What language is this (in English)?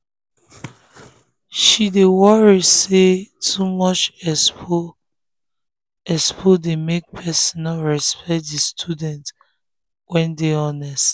Nigerian Pidgin